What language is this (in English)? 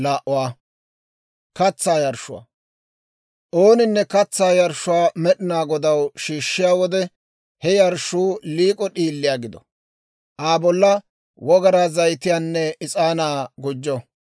Dawro